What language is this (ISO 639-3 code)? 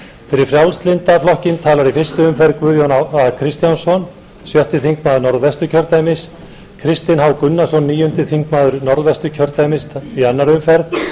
isl